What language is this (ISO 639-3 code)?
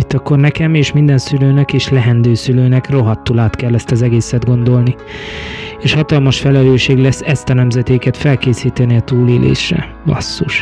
hun